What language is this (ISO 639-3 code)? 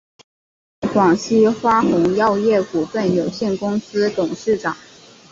zho